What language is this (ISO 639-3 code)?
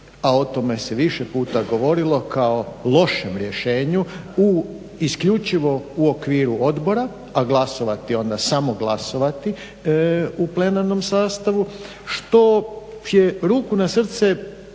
hrv